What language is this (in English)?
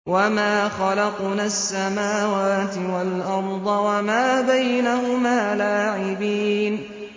Arabic